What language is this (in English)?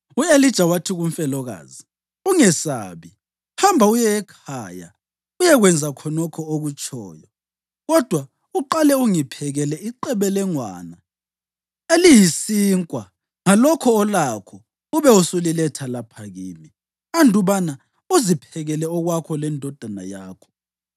North Ndebele